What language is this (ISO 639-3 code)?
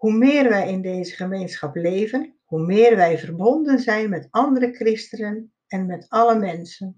nld